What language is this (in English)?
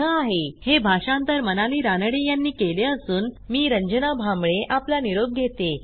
Marathi